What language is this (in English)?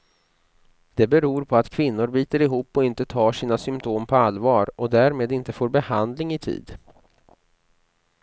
Swedish